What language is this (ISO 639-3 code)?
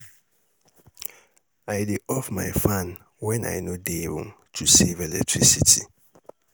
pcm